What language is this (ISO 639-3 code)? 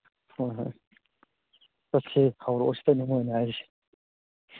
mni